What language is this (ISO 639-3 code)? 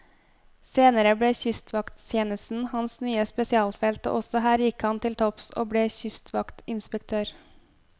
nor